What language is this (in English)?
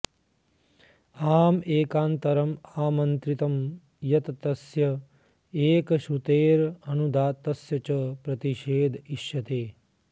Sanskrit